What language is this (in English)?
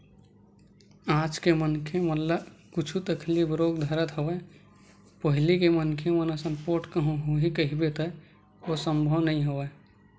Chhattisgarhi